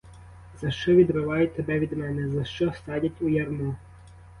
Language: Ukrainian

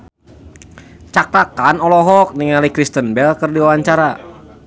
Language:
Sundanese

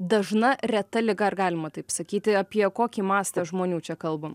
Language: Lithuanian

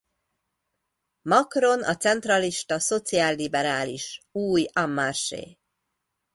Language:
Hungarian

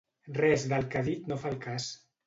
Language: Catalan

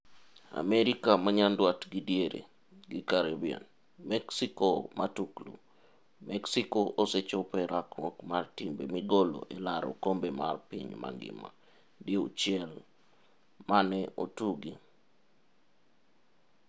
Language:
Luo (Kenya and Tanzania)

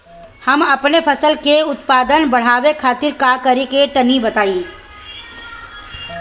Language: Bhojpuri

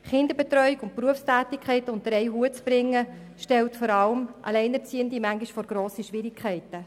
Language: Swiss German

